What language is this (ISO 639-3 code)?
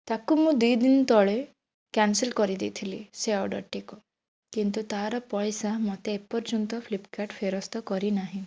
ori